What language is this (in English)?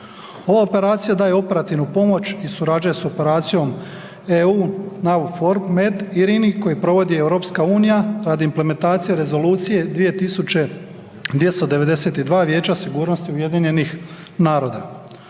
Croatian